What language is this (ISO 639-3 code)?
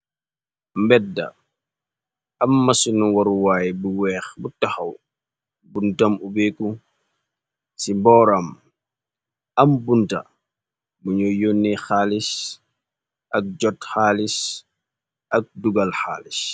wol